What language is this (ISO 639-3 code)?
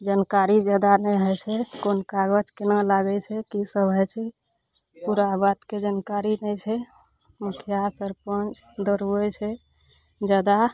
mai